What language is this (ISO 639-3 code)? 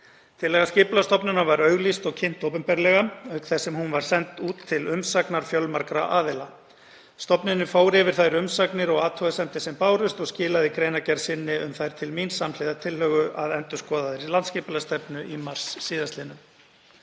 isl